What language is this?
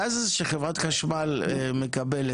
Hebrew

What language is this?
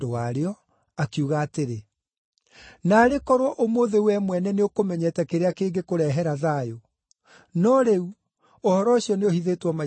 Kikuyu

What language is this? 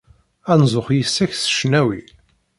Kabyle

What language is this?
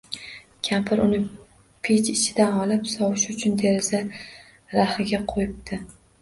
Uzbek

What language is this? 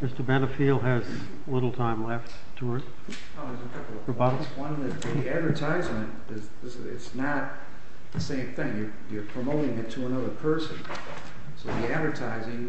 English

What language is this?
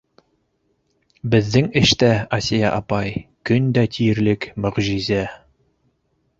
Bashkir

